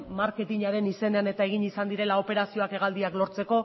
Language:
Basque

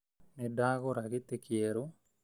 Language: Kikuyu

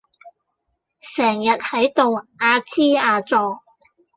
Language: Cantonese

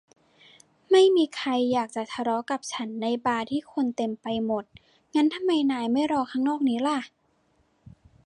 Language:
Thai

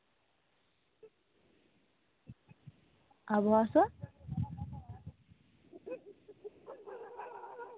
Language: Santali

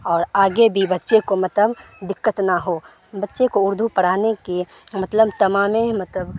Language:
Urdu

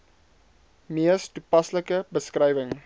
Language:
Afrikaans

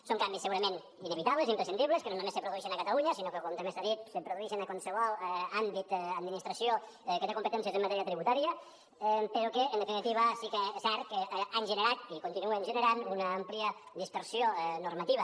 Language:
Catalan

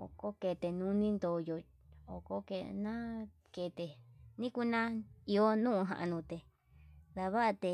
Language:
Yutanduchi Mixtec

